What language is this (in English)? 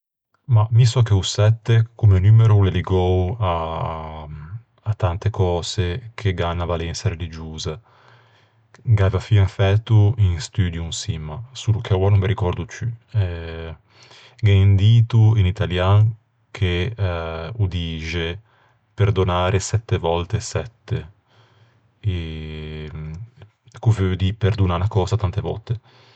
Ligurian